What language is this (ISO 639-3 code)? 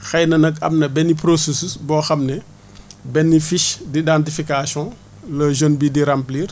wol